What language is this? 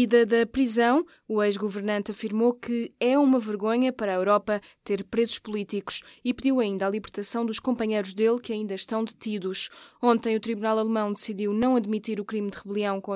Portuguese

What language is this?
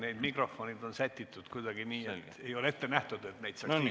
Estonian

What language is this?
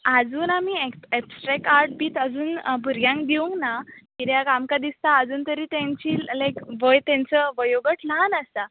Konkani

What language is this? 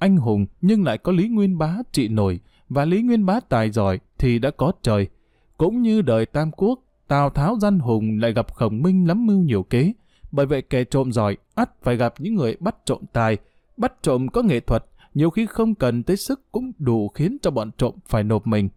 Vietnamese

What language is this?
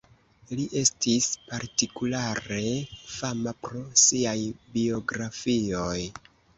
Esperanto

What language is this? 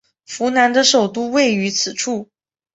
Chinese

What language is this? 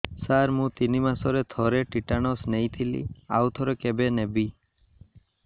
Odia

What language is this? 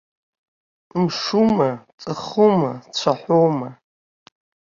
Abkhazian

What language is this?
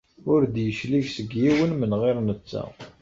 Kabyle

